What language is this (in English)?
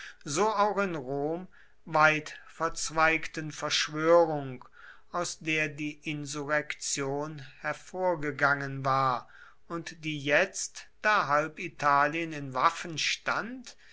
German